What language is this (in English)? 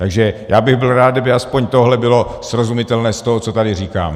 Czech